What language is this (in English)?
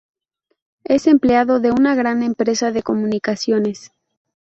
Spanish